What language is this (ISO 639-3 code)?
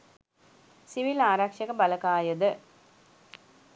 sin